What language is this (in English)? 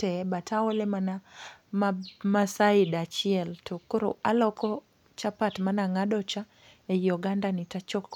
Luo (Kenya and Tanzania)